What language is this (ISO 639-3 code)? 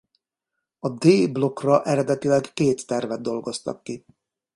hun